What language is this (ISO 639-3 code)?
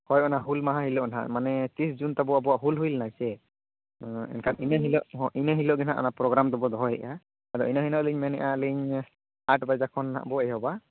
sat